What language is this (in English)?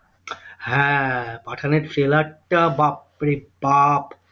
Bangla